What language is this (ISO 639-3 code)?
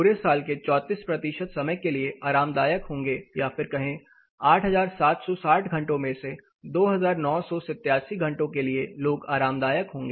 hin